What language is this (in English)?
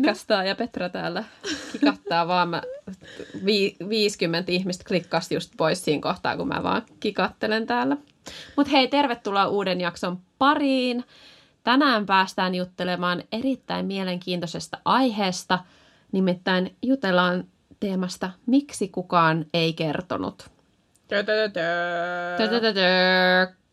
Finnish